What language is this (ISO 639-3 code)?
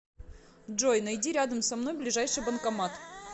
rus